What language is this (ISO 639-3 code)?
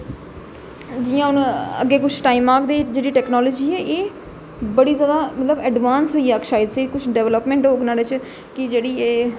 doi